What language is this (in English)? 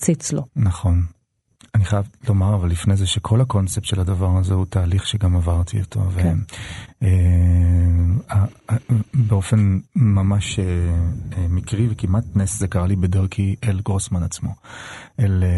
Hebrew